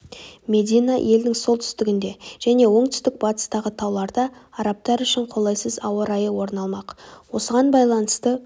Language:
Kazakh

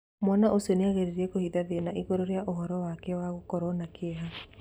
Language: Kikuyu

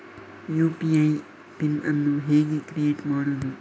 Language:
Kannada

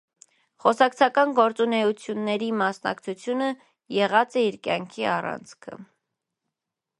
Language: Armenian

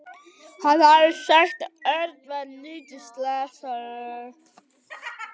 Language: Icelandic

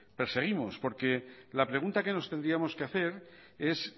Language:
Spanish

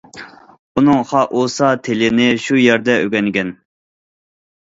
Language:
Uyghur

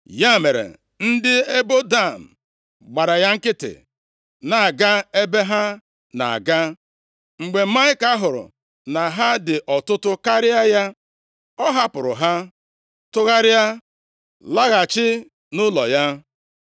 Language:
Igbo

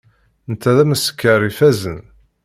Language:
Kabyle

